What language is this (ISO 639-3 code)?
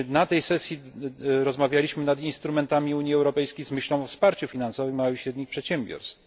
pol